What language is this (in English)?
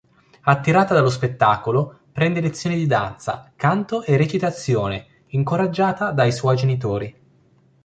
Italian